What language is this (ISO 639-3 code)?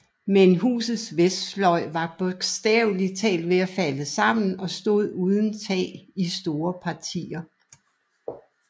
dan